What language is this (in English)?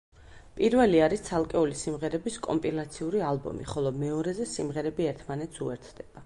Georgian